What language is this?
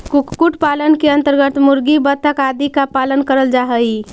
Magahi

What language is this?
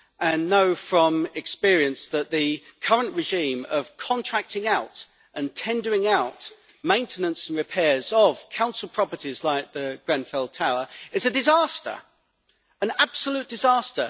English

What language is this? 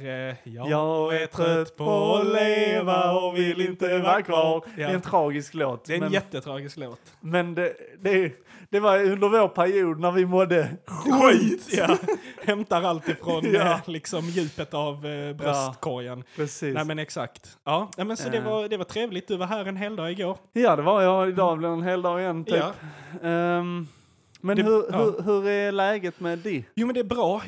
Swedish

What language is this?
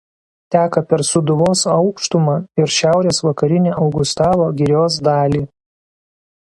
Lithuanian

